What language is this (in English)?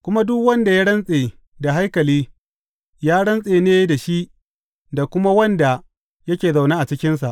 Hausa